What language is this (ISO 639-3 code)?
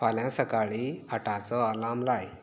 kok